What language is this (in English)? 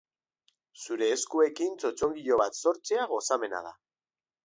Basque